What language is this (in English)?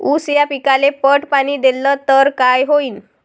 Marathi